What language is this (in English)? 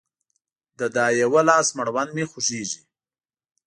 Pashto